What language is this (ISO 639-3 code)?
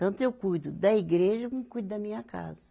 por